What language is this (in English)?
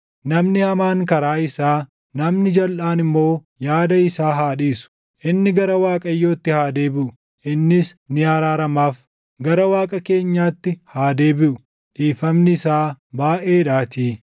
Oromo